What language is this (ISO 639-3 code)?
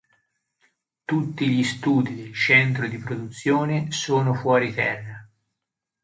ita